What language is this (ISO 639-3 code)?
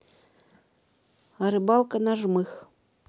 rus